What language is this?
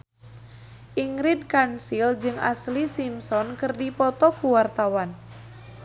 Sundanese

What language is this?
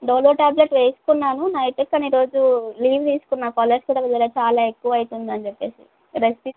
Telugu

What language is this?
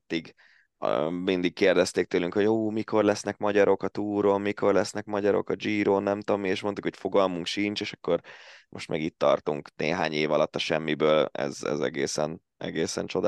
Hungarian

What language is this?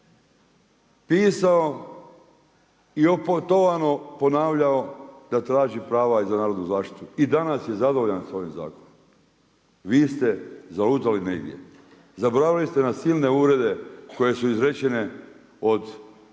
Croatian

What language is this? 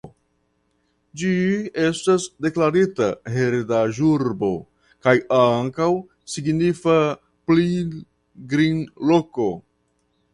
Esperanto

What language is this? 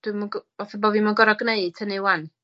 Welsh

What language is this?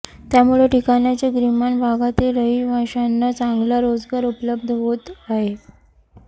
Marathi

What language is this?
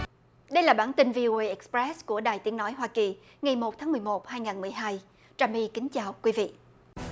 Vietnamese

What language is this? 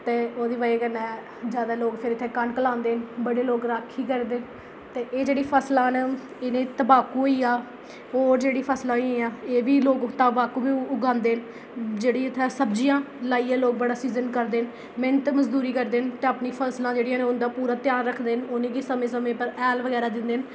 Dogri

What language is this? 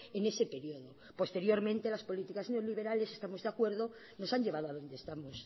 Spanish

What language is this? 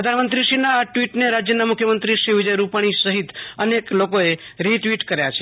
Gujarati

